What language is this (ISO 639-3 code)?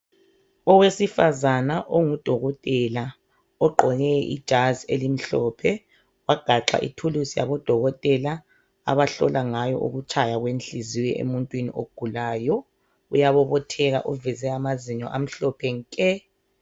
nde